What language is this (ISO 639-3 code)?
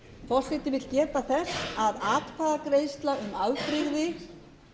isl